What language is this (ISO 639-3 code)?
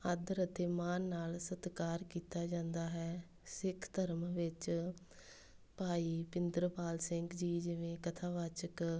pan